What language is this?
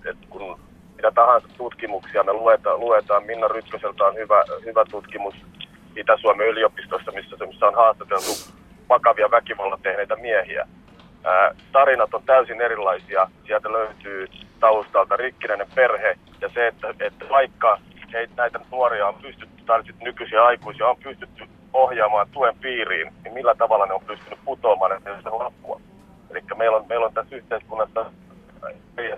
Finnish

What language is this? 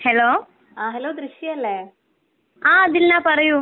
Malayalam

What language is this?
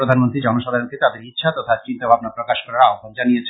Bangla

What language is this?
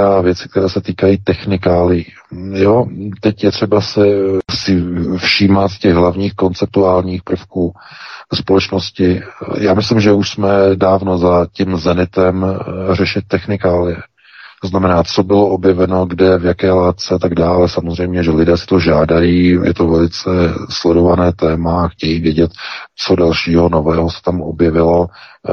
Czech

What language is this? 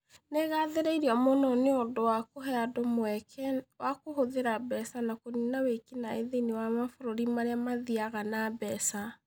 Kikuyu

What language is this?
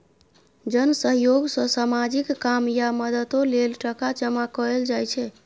Maithili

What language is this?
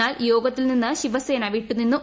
Malayalam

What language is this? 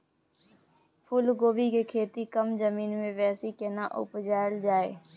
Maithili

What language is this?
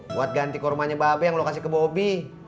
Indonesian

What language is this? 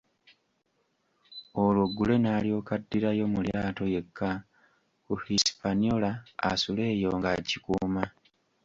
Ganda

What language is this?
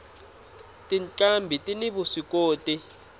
Tsonga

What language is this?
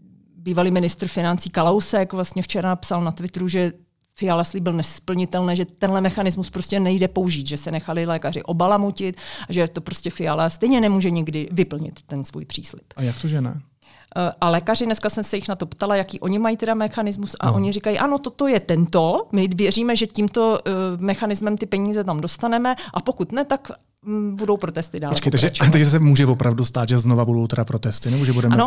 Czech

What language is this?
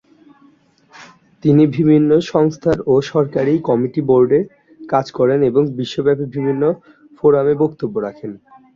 Bangla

